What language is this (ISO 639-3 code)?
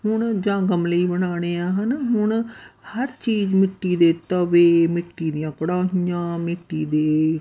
pan